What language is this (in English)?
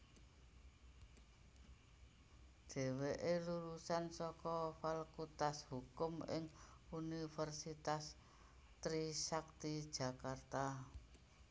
Javanese